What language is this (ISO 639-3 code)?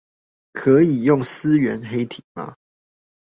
zho